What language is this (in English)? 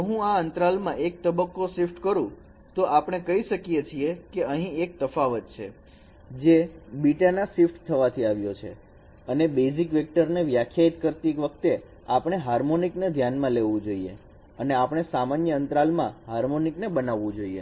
Gujarati